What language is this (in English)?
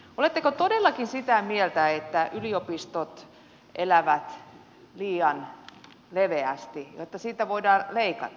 Finnish